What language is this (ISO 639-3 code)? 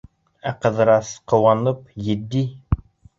bak